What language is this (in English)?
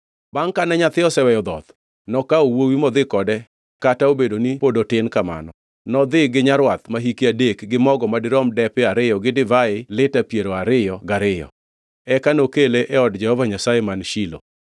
Luo (Kenya and Tanzania)